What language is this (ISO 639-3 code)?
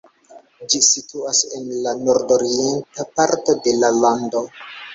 epo